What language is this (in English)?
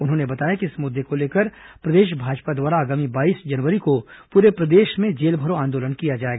Hindi